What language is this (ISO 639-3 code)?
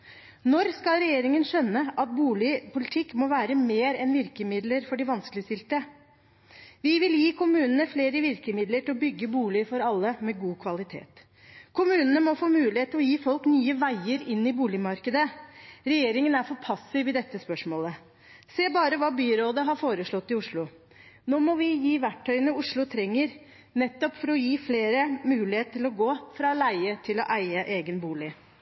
nob